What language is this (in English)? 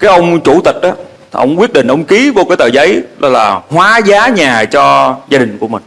Vietnamese